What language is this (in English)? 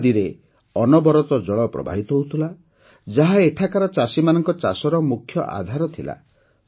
Odia